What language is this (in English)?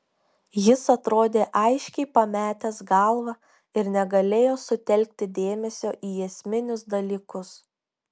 Lithuanian